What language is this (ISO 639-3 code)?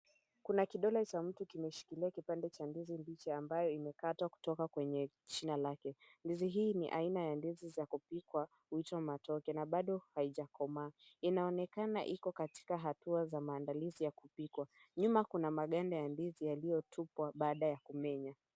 swa